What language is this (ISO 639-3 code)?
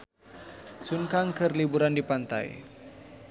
sun